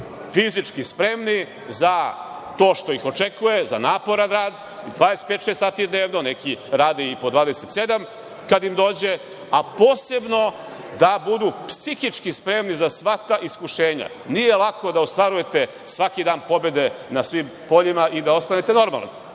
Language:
Serbian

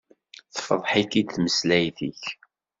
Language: Kabyle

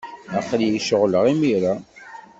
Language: Kabyle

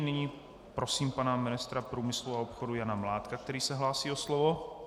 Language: Czech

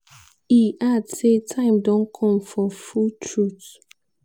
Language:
Nigerian Pidgin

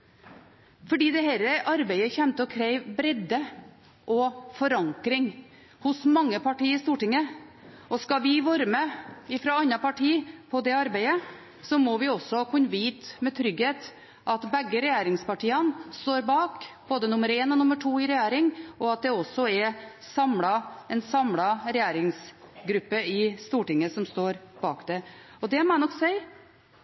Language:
Norwegian Bokmål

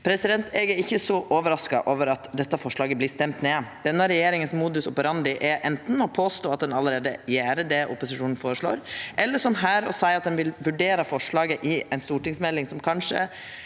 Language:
Norwegian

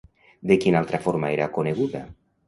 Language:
Catalan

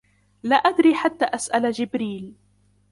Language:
Arabic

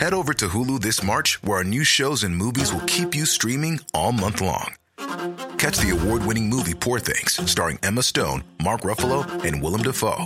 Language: Swedish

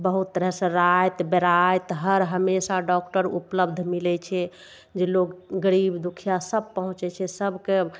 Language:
Maithili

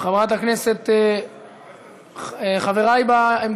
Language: Hebrew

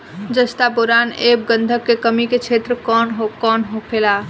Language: Bhojpuri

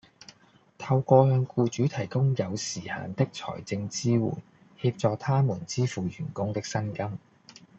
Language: Cantonese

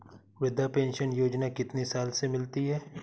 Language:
Hindi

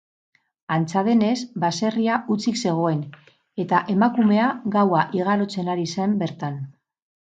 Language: Basque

